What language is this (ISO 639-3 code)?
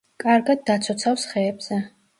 kat